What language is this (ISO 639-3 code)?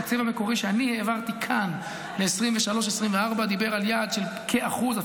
heb